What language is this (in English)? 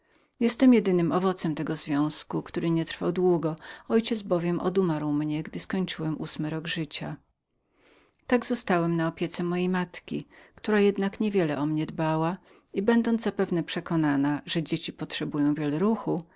Polish